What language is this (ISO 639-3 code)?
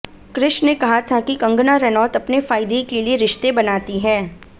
hin